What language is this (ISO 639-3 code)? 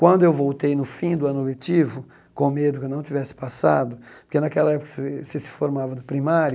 por